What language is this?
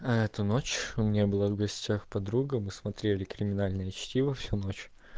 Russian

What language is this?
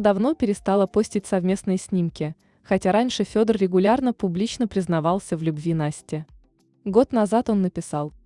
Russian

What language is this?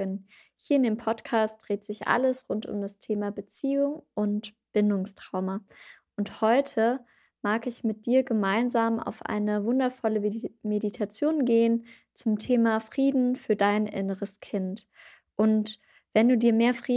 German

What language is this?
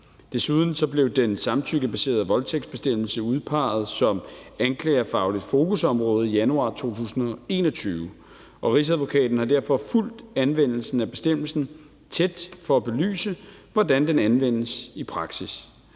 Danish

